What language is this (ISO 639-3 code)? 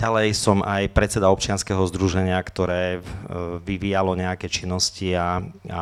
slk